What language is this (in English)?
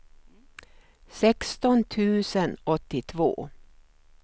Swedish